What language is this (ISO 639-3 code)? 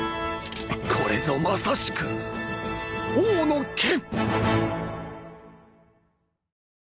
jpn